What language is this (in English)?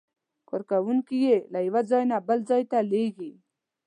Pashto